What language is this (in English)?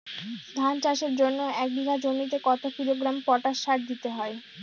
Bangla